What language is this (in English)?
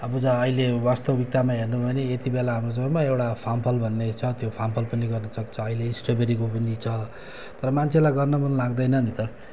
Nepali